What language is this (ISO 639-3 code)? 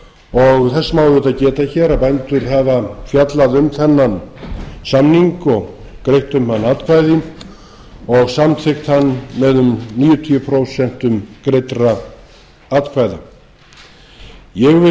isl